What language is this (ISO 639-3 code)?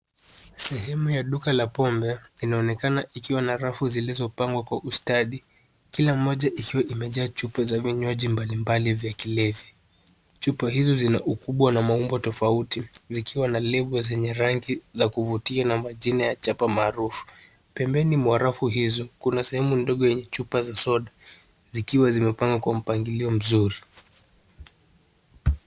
swa